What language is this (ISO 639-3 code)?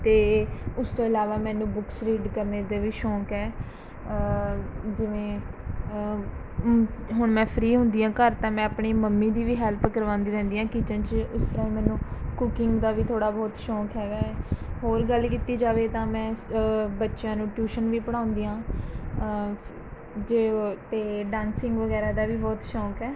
pan